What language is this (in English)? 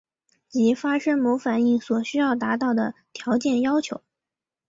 Chinese